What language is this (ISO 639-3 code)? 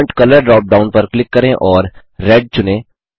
hin